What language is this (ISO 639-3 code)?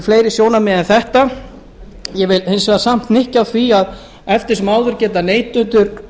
isl